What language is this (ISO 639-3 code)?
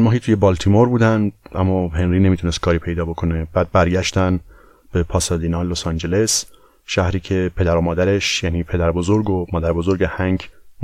fas